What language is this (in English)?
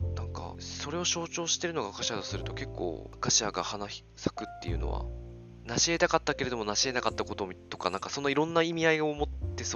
Japanese